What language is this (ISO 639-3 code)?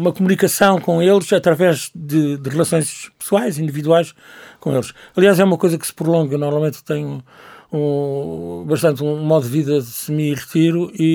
por